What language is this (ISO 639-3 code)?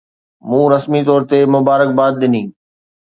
snd